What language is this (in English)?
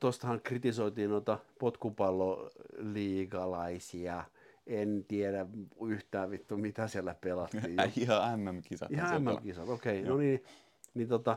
Finnish